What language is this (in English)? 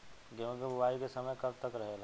Bhojpuri